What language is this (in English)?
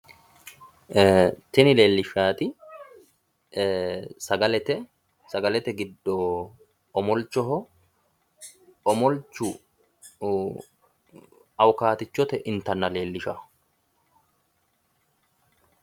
Sidamo